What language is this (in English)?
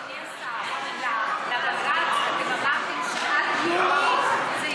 Hebrew